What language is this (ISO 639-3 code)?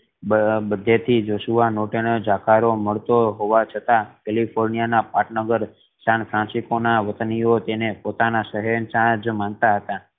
guj